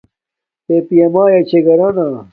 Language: Domaaki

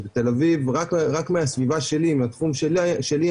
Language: Hebrew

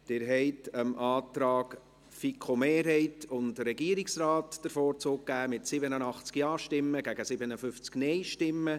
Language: Swiss German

